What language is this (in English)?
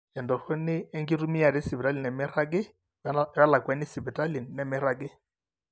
Masai